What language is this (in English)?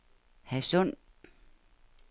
Danish